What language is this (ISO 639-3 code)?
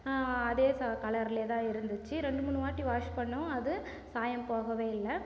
tam